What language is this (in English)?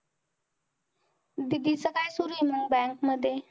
Marathi